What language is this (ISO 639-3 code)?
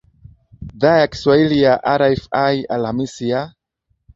swa